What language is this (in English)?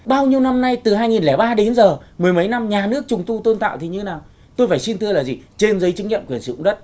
Vietnamese